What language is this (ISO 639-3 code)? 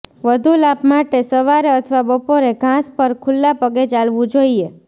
guj